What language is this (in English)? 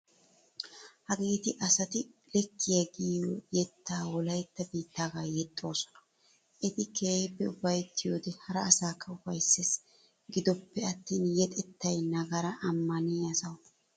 Wolaytta